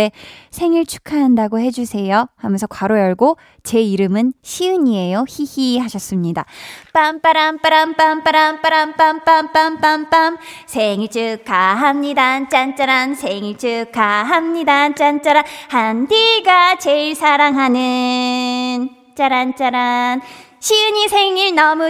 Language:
Korean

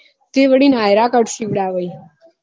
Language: Gujarati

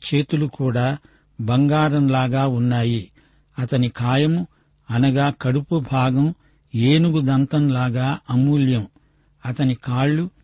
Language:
Telugu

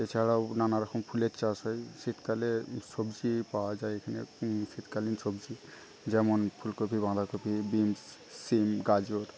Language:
Bangla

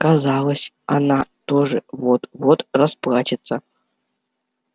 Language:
Russian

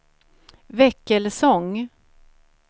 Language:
Swedish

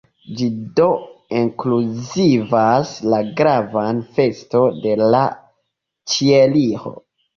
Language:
Esperanto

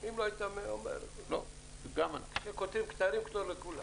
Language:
Hebrew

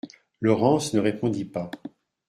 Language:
French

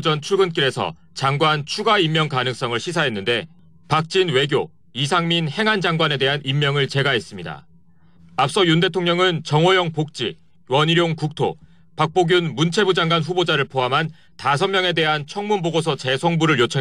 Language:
Korean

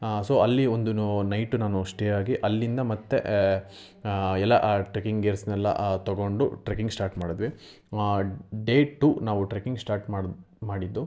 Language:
Kannada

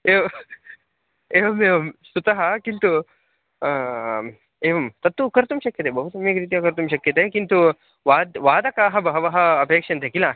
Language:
Sanskrit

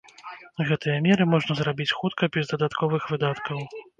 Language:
Belarusian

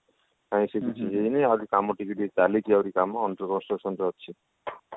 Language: Odia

